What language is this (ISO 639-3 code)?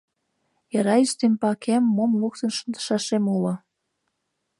chm